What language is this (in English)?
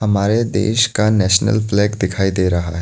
Hindi